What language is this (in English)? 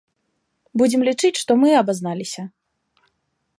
Belarusian